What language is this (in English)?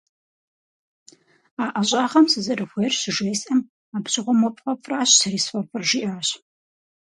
Kabardian